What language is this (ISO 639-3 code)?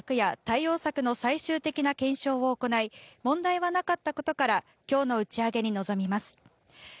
jpn